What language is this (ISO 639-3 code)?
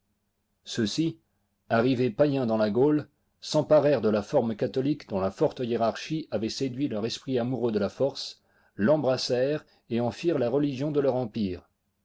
fra